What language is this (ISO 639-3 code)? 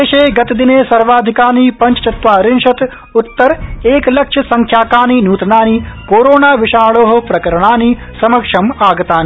san